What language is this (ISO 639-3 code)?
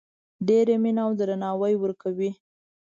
pus